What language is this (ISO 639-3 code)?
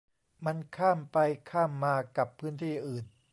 tha